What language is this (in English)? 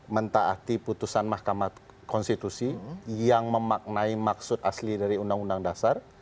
Indonesian